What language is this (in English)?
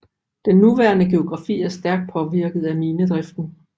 Danish